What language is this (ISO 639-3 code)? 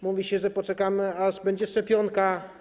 pol